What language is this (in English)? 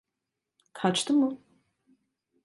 Turkish